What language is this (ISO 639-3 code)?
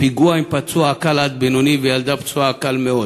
heb